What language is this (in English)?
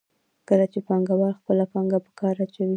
Pashto